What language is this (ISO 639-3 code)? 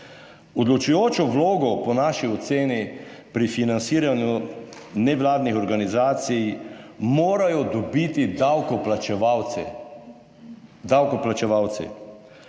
slv